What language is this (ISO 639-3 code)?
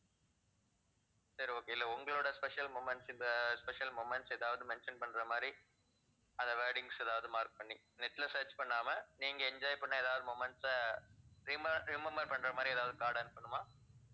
tam